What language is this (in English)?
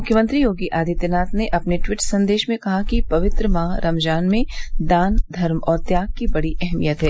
Hindi